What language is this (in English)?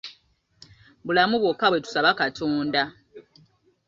Ganda